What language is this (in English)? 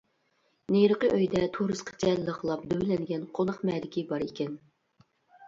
Uyghur